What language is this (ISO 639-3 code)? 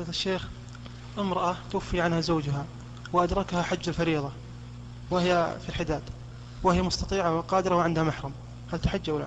ara